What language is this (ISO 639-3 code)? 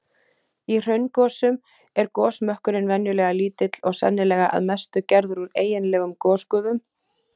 isl